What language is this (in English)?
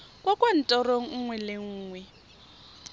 Tswana